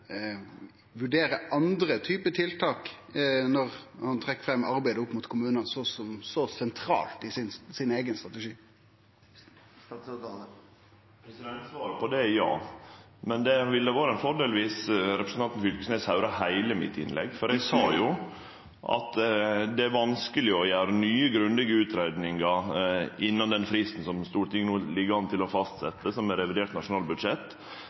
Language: Norwegian Nynorsk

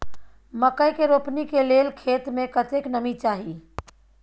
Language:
Maithili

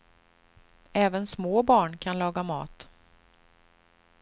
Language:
Swedish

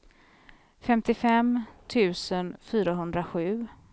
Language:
Swedish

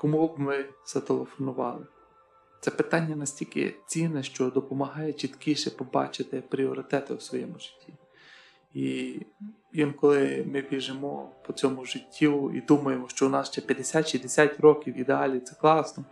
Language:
Ukrainian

